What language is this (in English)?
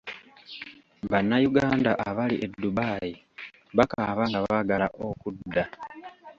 Ganda